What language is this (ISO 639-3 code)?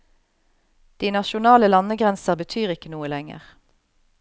nor